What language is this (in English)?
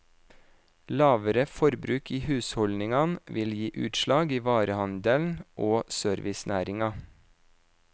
Norwegian